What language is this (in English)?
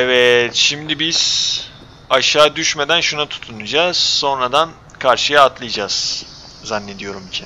Turkish